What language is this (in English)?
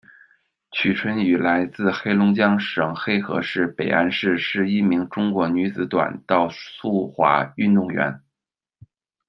Chinese